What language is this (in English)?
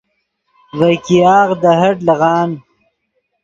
Yidgha